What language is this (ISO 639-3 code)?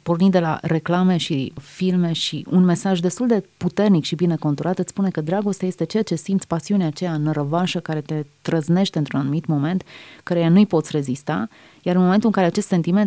ron